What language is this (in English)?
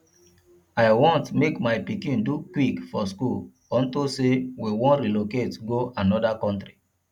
Nigerian Pidgin